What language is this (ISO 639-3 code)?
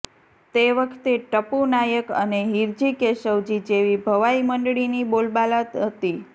guj